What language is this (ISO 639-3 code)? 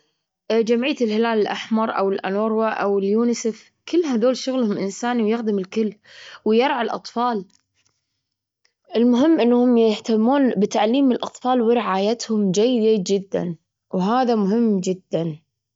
afb